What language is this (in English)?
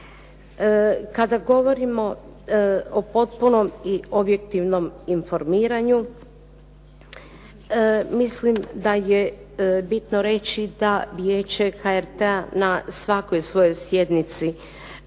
Croatian